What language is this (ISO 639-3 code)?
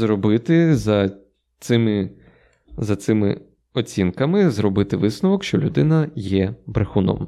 ukr